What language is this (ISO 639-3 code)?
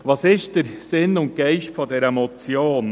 gsw